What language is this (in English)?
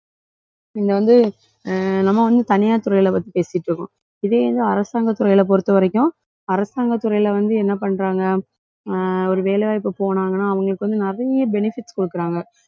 Tamil